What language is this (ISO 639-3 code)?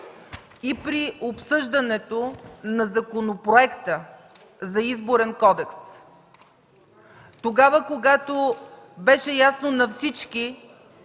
bul